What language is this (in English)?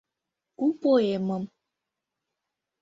Mari